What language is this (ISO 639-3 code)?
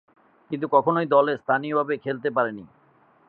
ben